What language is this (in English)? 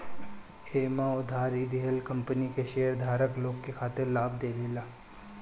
Bhojpuri